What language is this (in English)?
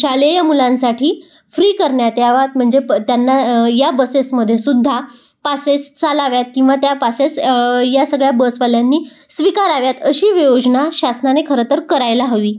Marathi